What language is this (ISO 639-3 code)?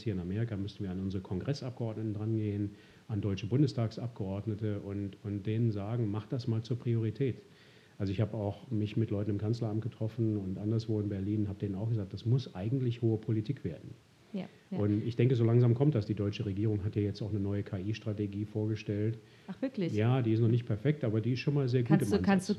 deu